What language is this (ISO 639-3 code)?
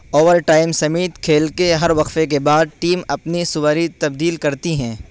urd